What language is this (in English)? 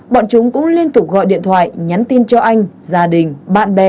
Vietnamese